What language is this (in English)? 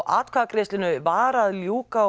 Icelandic